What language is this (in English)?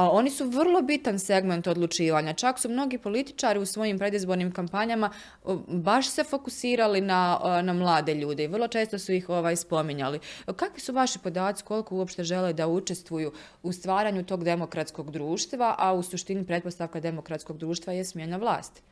Croatian